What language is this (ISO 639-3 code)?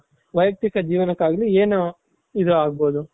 kan